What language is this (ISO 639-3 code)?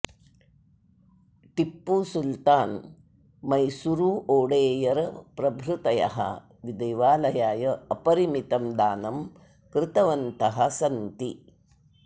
san